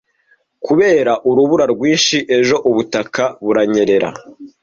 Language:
Kinyarwanda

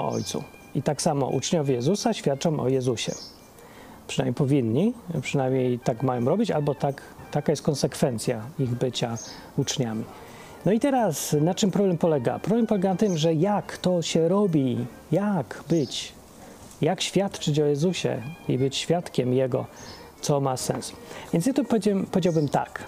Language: Polish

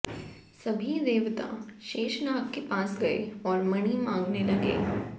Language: Hindi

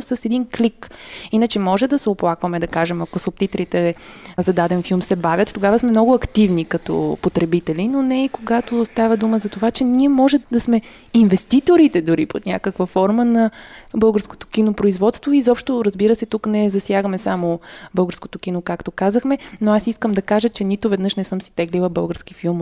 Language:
Bulgarian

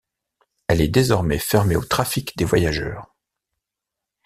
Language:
French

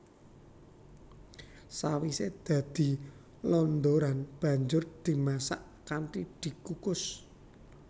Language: Javanese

